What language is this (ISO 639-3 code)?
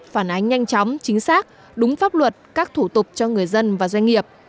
vie